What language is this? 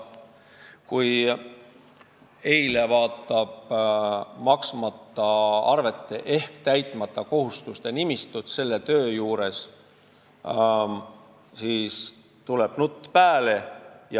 Estonian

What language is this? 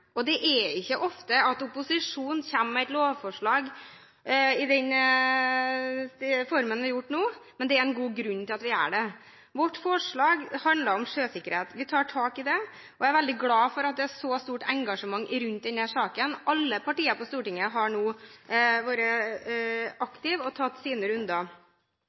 Norwegian Bokmål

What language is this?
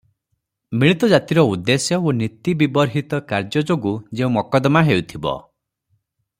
Odia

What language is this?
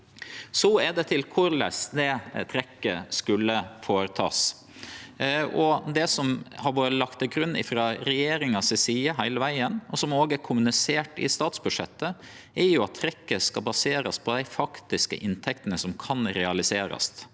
Norwegian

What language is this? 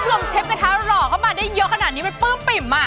Thai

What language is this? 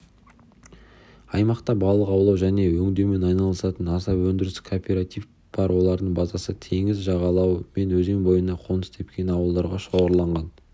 Kazakh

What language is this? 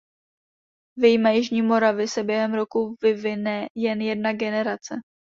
Czech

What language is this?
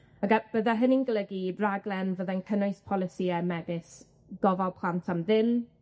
Welsh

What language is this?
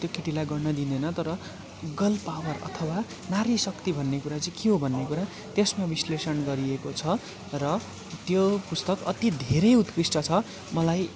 Nepali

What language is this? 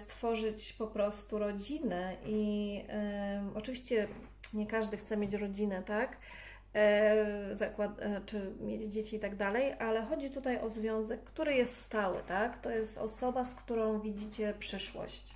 Polish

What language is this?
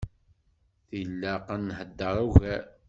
Kabyle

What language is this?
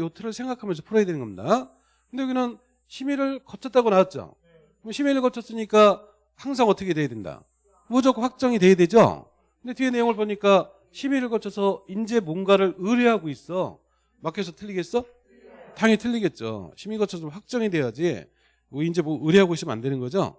Korean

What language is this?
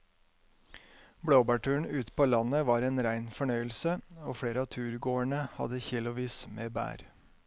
Norwegian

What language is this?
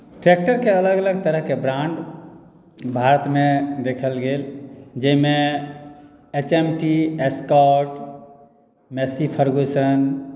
Maithili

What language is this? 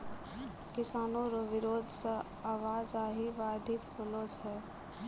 Maithili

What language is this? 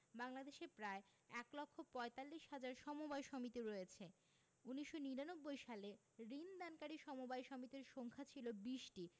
Bangla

